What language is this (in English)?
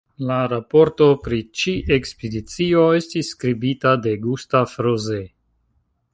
Esperanto